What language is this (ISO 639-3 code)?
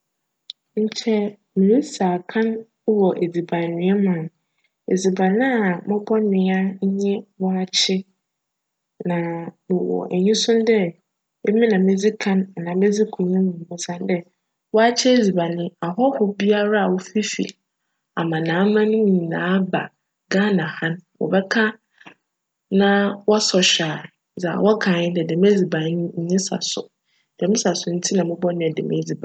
aka